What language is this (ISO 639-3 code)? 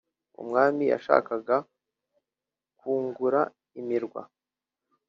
kin